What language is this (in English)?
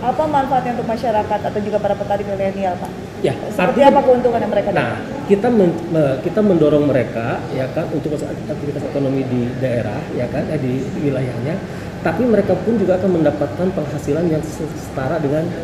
Indonesian